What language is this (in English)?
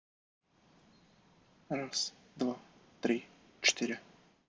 Russian